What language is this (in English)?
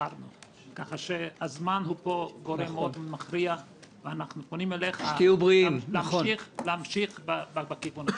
Hebrew